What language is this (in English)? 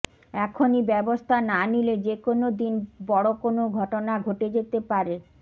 Bangla